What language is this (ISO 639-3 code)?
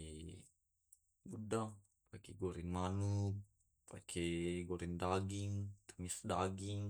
rob